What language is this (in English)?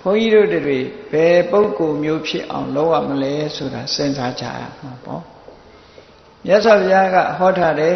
Thai